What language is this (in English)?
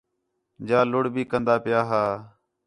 Khetrani